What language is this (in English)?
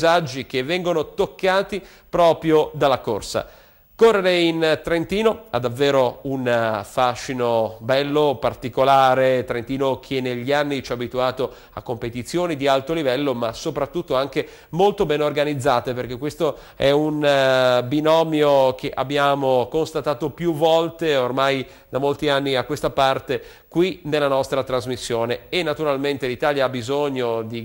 Italian